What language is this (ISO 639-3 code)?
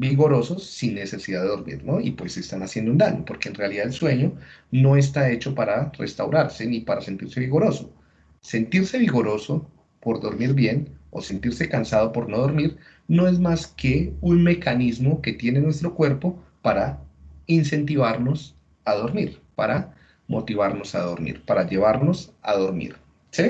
spa